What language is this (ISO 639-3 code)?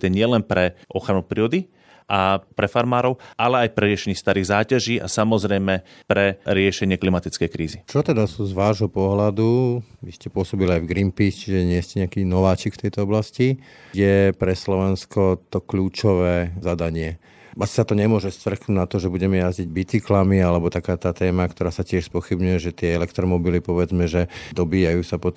slk